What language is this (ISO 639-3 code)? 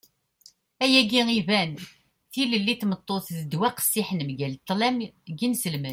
kab